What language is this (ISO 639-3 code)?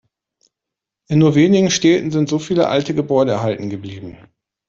deu